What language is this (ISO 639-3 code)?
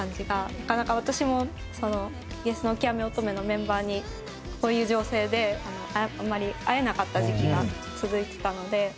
jpn